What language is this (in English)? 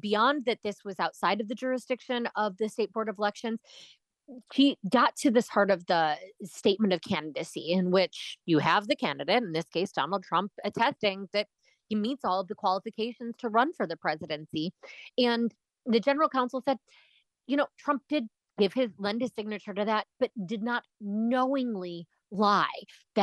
English